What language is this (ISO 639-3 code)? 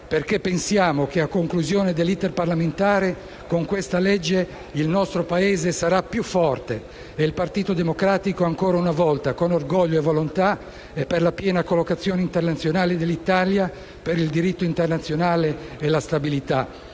ita